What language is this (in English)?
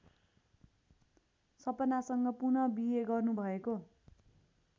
Nepali